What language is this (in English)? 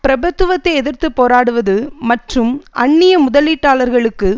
Tamil